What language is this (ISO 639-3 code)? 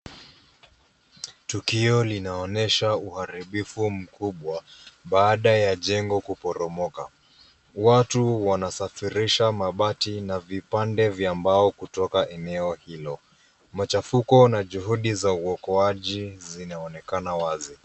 swa